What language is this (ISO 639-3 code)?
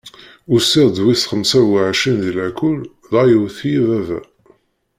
kab